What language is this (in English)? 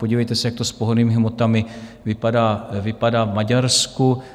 Czech